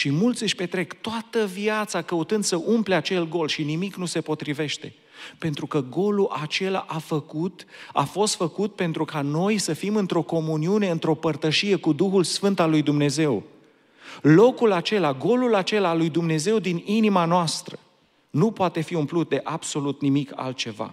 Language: Romanian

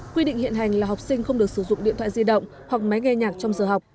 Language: Vietnamese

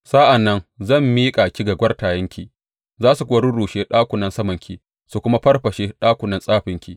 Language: Hausa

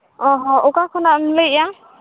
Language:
Santali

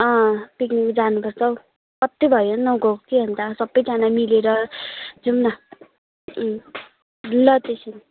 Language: Nepali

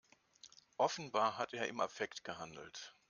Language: German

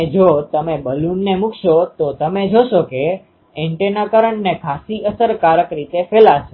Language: Gujarati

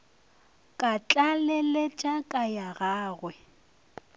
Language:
Northern Sotho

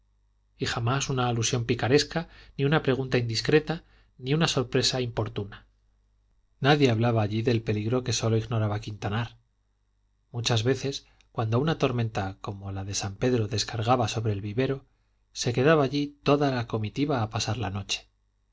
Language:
Spanish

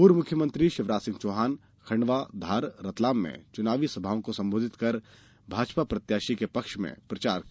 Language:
Hindi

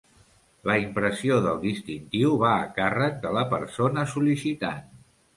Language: Catalan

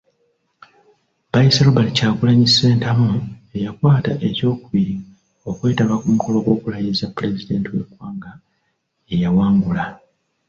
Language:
Ganda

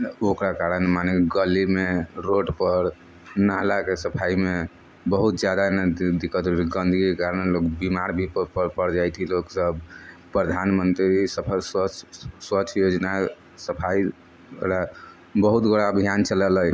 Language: Maithili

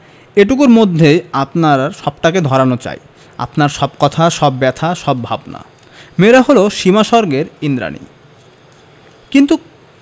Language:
Bangla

